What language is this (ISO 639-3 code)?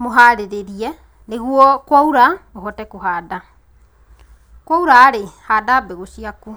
kik